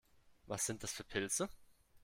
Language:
German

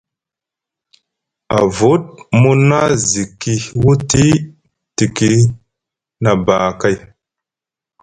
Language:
Musgu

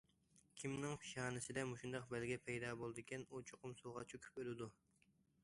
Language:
Uyghur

